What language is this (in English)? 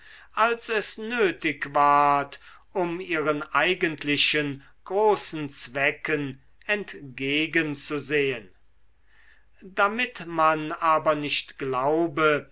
German